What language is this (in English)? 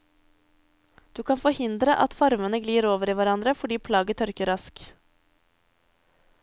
Norwegian